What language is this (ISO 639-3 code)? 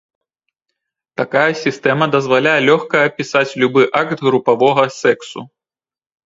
bel